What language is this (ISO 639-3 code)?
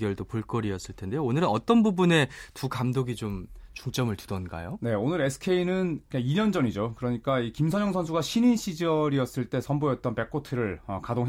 kor